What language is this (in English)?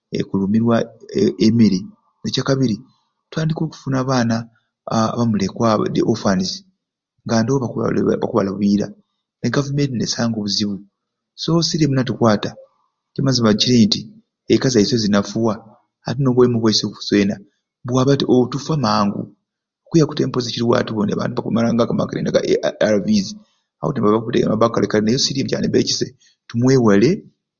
Ruuli